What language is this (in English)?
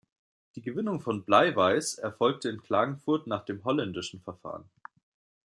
German